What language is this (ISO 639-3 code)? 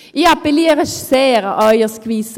gsw